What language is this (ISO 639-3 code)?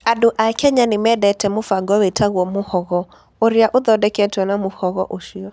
kik